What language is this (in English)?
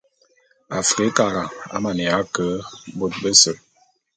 Bulu